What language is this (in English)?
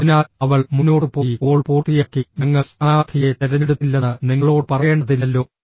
Malayalam